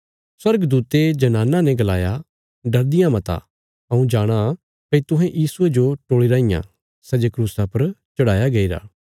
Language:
Bilaspuri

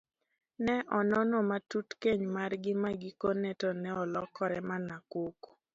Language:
Luo (Kenya and Tanzania)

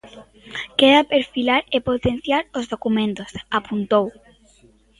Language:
Galician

